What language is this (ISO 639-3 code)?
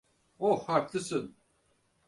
tur